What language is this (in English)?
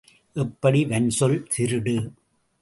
Tamil